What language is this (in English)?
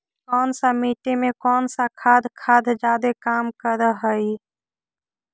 Magahi